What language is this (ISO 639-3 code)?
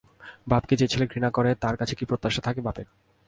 ben